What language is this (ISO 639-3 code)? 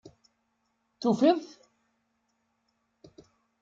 kab